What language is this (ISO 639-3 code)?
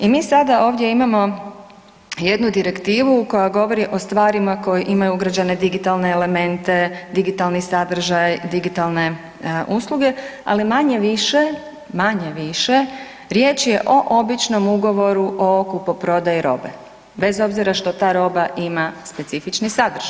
hrv